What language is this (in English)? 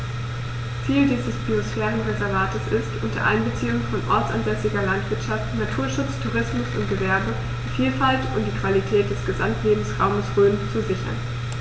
German